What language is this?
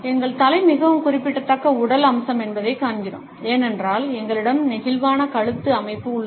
Tamil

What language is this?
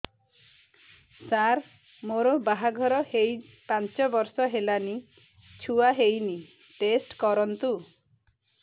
Odia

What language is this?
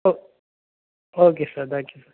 Tamil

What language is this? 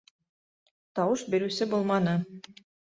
Bashkir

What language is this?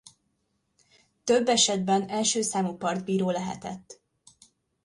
Hungarian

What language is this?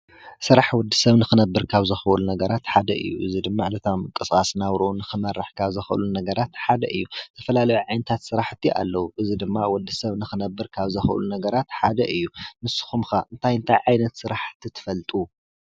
Tigrinya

